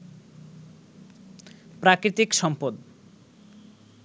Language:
Bangla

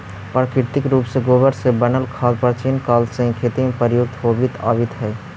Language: Magahi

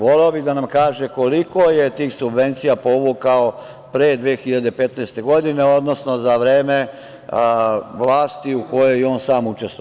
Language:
Serbian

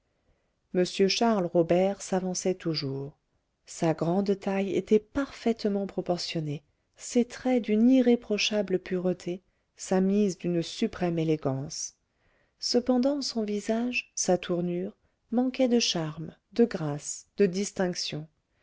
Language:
French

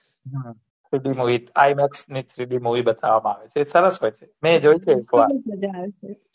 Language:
Gujarati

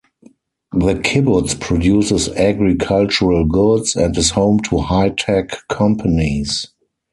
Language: English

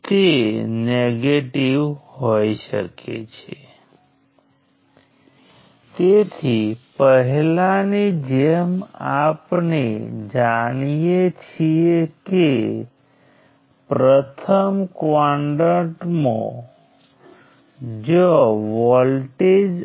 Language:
Gujarati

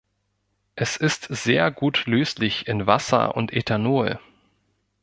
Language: German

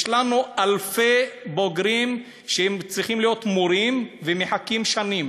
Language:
Hebrew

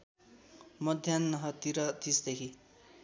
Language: Nepali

